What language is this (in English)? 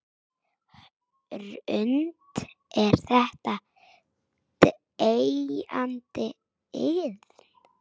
Icelandic